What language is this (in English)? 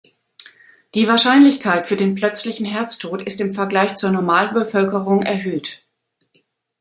German